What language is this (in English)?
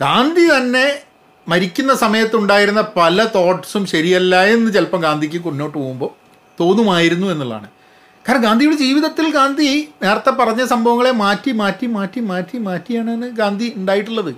Malayalam